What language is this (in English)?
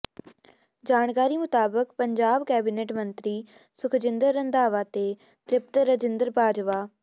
Punjabi